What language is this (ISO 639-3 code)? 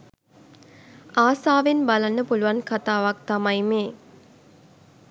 sin